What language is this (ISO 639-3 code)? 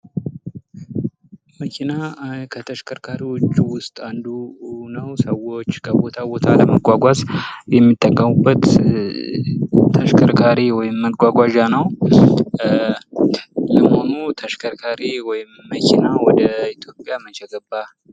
amh